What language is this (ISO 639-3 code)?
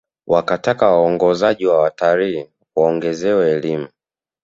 swa